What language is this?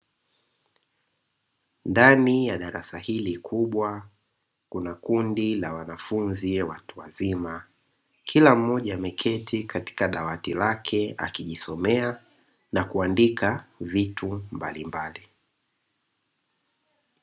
Swahili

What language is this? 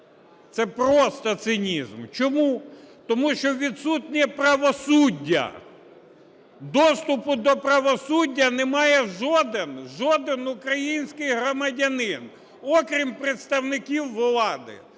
Ukrainian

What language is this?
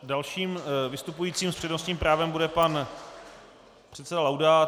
Czech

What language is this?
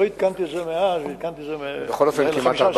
Hebrew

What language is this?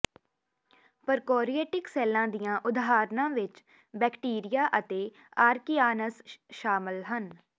Punjabi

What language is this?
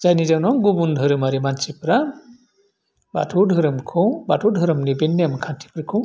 Bodo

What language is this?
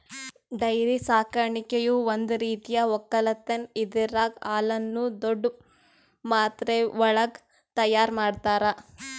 Kannada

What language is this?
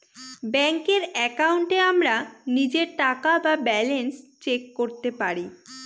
Bangla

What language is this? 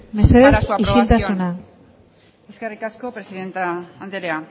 Basque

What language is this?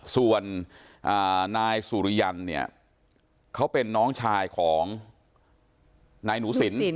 Thai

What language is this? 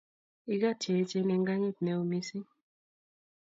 Kalenjin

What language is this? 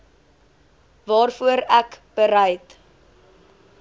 Afrikaans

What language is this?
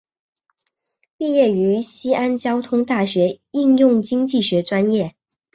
Chinese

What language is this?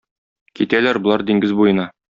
Tatar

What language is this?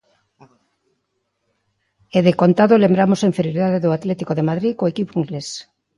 Galician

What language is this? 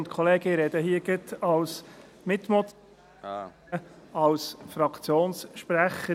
Swiss German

